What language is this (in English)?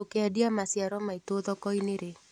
Kikuyu